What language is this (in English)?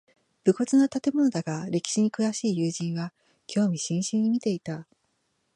Japanese